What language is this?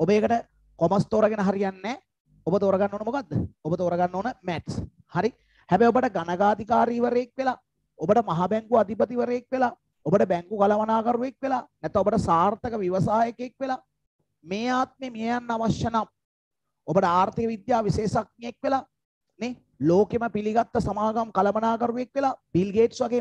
Indonesian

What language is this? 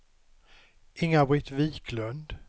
Swedish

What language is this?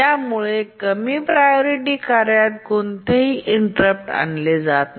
Marathi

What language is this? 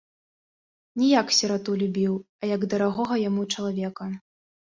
Belarusian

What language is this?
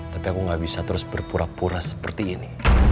Indonesian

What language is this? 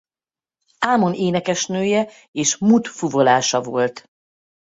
Hungarian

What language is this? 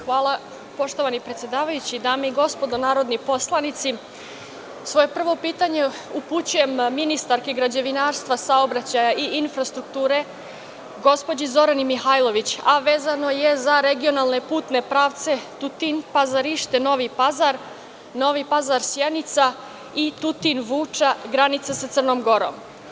Serbian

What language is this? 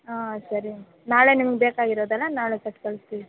Kannada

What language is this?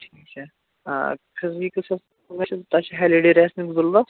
Kashmiri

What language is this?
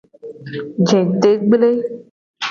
Gen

